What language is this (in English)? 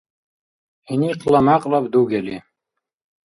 Dargwa